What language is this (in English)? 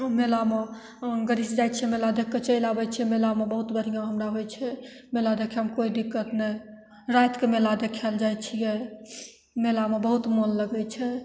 Maithili